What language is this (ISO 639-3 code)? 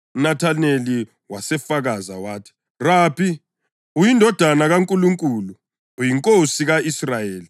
nde